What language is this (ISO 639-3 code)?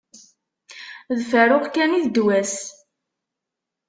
kab